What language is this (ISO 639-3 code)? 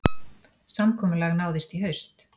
isl